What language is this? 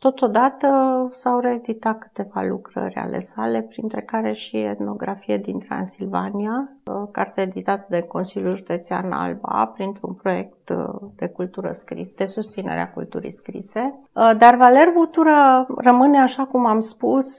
Romanian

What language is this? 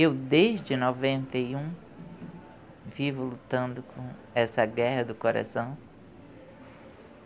Portuguese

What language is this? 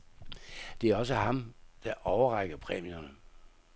Danish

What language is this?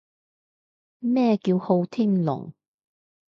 Cantonese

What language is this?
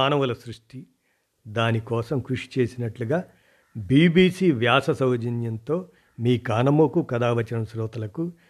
Telugu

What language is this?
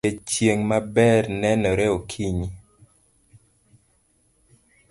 Luo (Kenya and Tanzania)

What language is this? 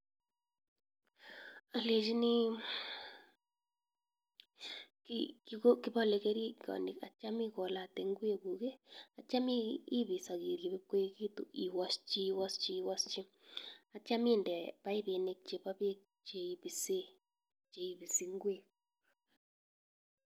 Kalenjin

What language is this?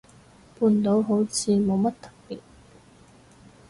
Cantonese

